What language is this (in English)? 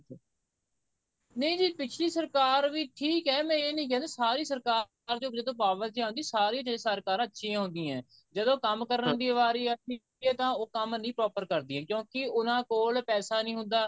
Punjabi